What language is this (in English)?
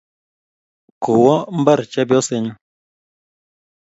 Kalenjin